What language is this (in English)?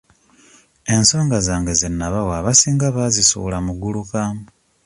Ganda